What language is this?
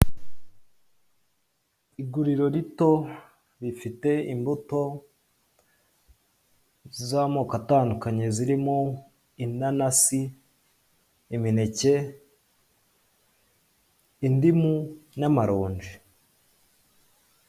Kinyarwanda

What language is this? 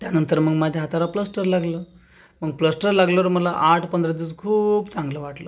Marathi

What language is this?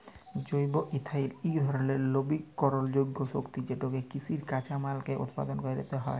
Bangla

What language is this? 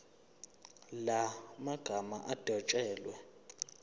Zulu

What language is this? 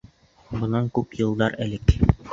Bashkir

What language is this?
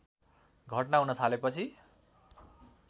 Nepali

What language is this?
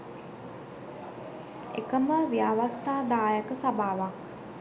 Sinhala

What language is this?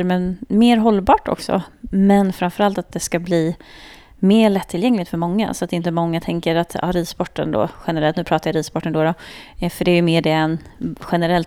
Swedish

